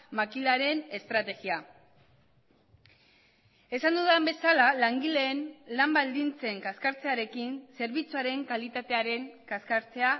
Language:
Basque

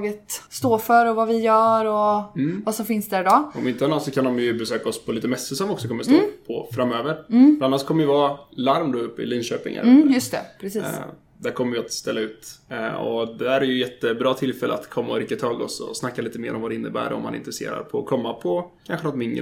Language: Swedish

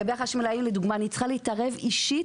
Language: Hebrew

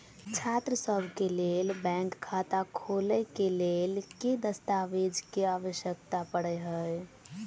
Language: Maithili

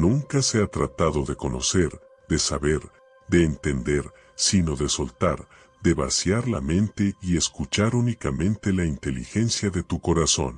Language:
Spanish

